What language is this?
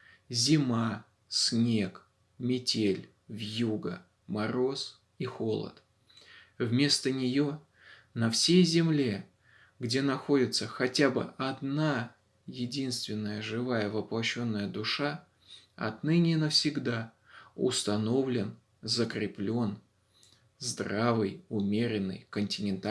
Russian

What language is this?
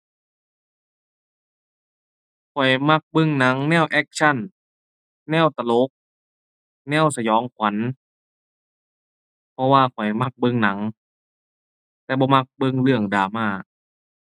Thai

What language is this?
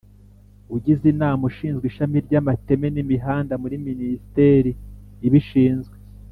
Kinyarwanda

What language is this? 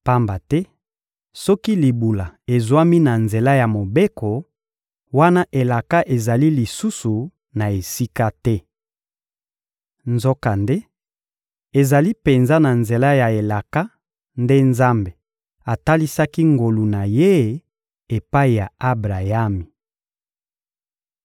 Lingala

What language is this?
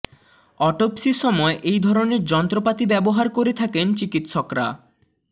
Bangla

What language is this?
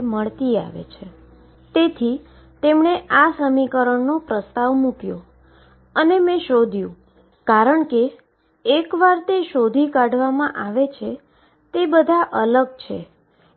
Gujarati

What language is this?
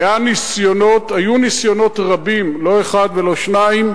Hebrew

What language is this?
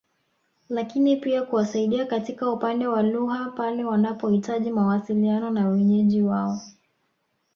Swahili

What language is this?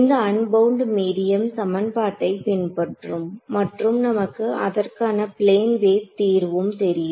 Tamil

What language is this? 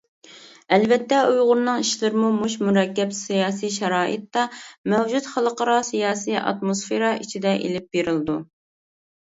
Uyghur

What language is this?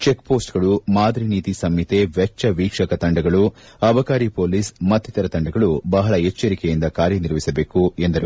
Kannada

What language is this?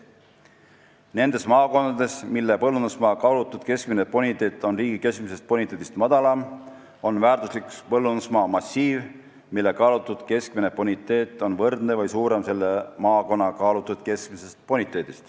Estonian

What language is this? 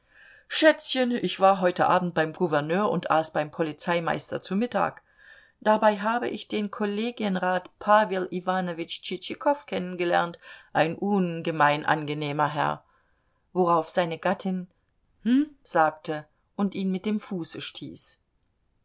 German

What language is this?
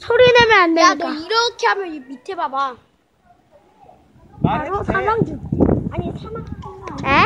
Korean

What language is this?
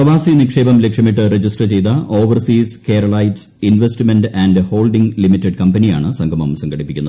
Malayalam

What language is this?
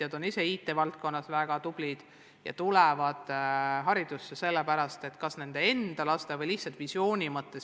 Estonian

